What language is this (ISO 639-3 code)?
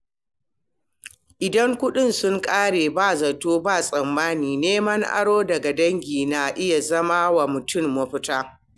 hau